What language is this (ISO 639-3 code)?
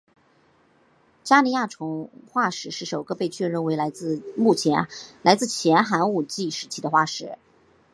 zho